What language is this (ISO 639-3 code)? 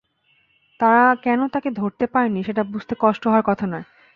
ben